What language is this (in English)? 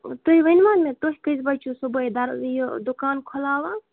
Kashmiri